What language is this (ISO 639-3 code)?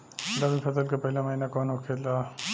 bho